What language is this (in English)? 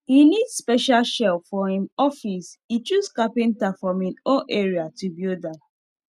Nigerian Pidgin